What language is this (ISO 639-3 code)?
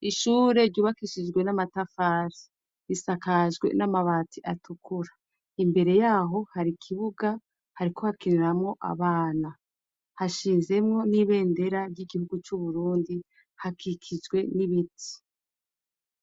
run